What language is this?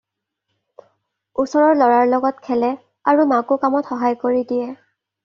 Assamese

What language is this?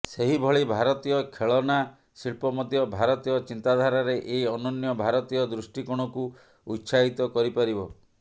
Odia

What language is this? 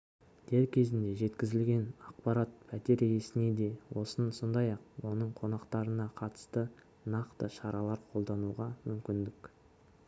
Kazakh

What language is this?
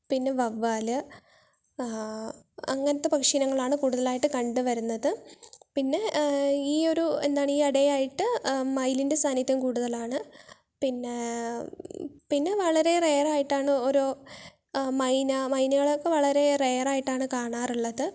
Malayalam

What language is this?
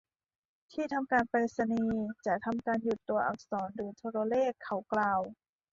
Thai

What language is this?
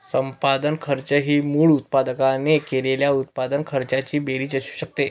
Marathi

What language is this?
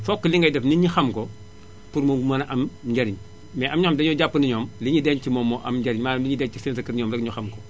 Wolof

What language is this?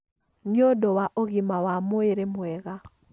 Kikuyu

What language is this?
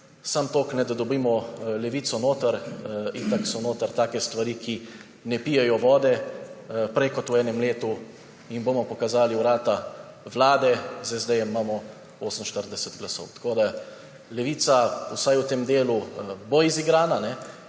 Slovenian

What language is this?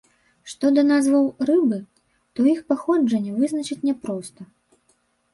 Belarusian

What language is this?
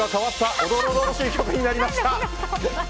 Japanese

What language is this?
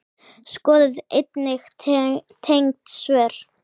Icelandic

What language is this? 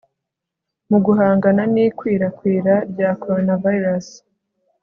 Kinyarwanda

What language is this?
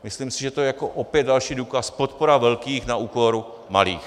Czech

